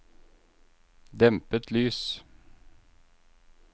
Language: Norwegian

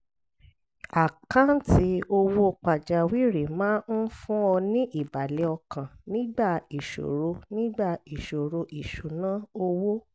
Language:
Yoruba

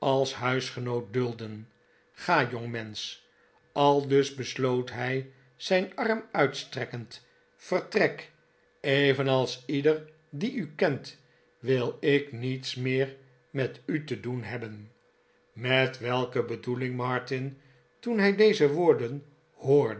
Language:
Dutch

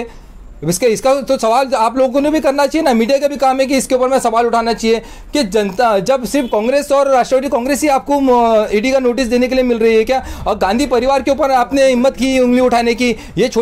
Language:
Hindi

